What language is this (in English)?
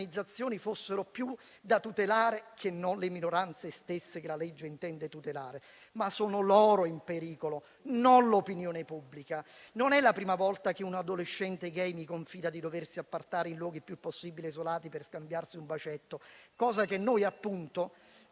Italian